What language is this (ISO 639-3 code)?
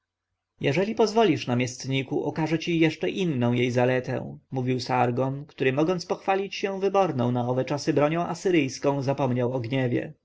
pol